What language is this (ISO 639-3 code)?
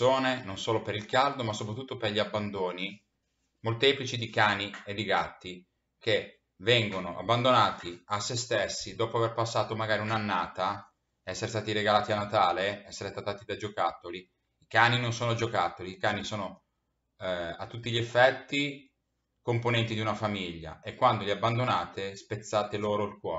ita